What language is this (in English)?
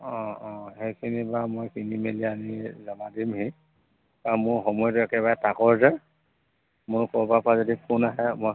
Assamese